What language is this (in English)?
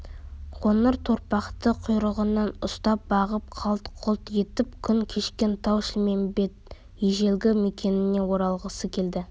Kazakh